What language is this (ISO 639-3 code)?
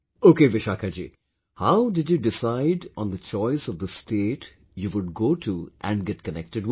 eng